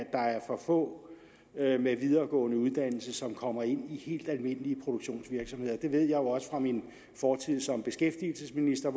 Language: Danish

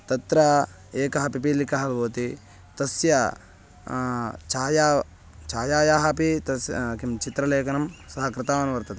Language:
Sanskrit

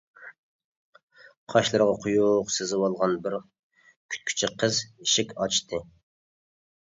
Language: Uyghur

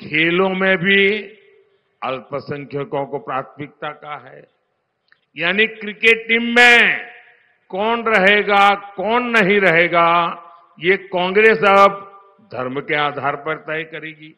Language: Hindi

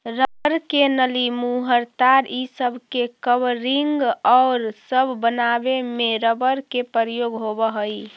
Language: Magahi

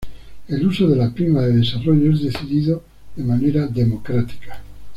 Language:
Spanish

